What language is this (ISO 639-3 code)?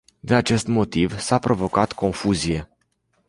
ron